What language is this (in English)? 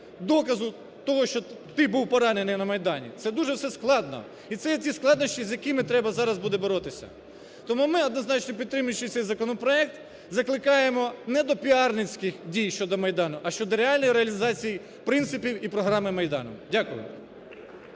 Ukrainian